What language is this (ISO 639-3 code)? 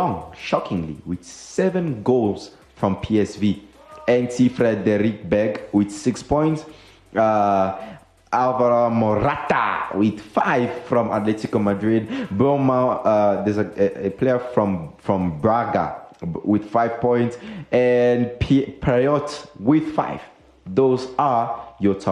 eng